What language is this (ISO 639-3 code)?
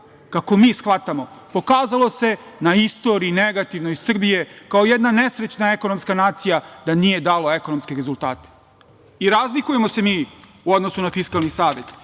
srp